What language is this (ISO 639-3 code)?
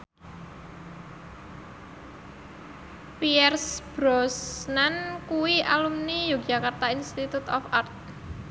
jav